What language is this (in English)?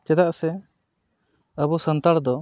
Santali